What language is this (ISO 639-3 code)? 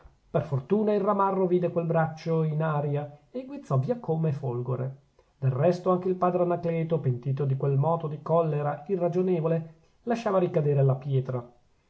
ita